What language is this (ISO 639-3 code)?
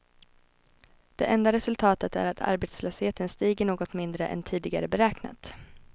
swe